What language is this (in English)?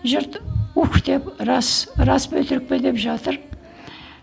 Kazakh